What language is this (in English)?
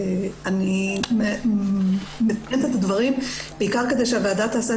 Hebrew